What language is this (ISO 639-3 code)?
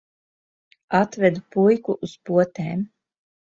lav